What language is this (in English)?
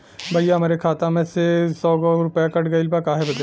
Bhojpuri